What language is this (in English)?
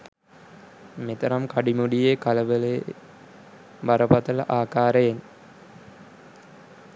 Sinhala